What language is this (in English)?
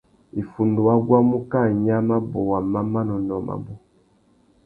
Tuki